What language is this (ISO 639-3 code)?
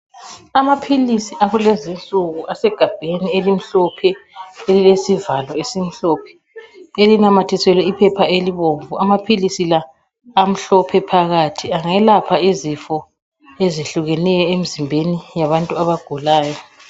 nde